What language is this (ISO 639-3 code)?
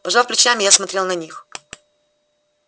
rus